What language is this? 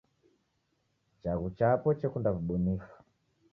Taita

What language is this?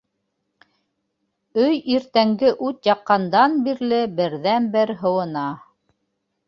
Bashkir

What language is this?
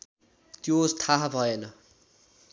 Nepali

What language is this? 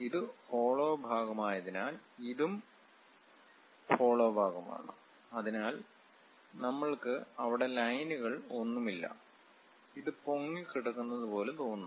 Malayalam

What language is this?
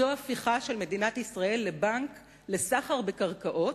Hebrew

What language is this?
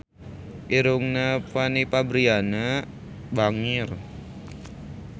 Sundanese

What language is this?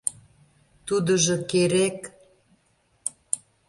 Mari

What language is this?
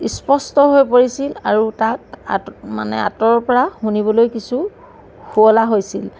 Assamese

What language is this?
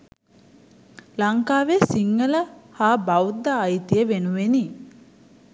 Sinhala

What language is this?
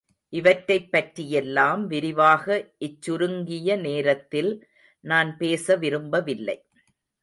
Tamil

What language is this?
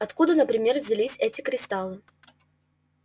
Russian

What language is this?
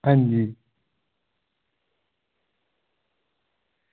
Dogri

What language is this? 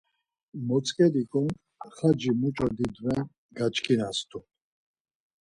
Laz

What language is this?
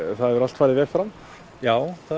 Icelandic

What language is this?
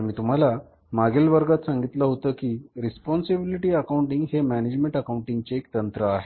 Marathi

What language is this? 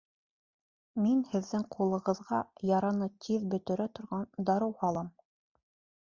Bashkir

